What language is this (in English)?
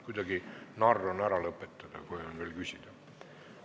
Estonian